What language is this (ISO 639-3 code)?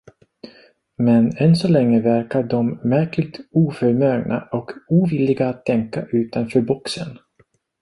swe